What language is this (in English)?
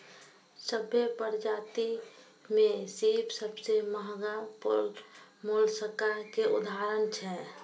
Maithili